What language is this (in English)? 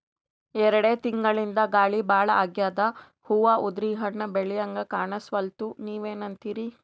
Kannada